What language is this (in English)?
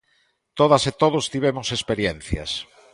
Galician